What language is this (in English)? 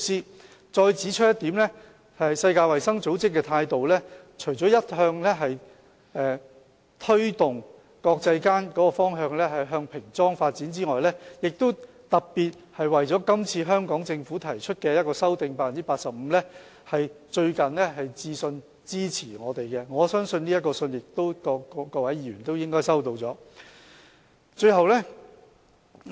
Cantonese